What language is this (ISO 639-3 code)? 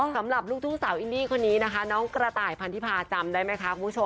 tha